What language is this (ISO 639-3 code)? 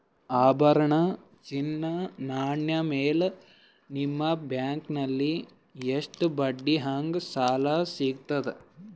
kan